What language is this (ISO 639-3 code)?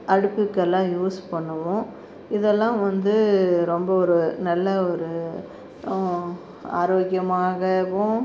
tam